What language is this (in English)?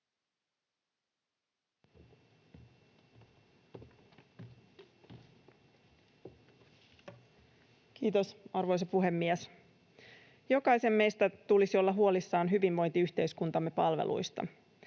Finnish